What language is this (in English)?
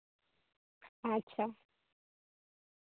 Santali